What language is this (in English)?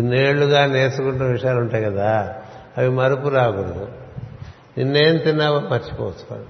Telugu